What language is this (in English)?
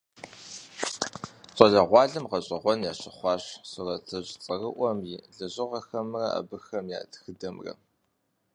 Kabardian